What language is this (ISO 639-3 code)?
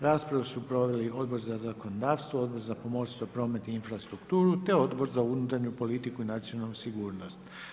hrv